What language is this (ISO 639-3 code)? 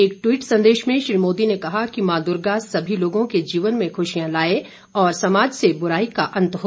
hin